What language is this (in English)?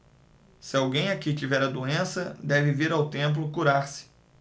Portuguese